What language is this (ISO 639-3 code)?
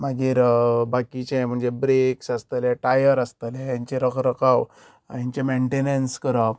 kok